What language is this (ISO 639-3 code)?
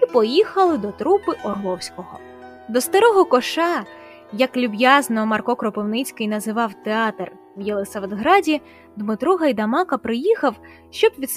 ukr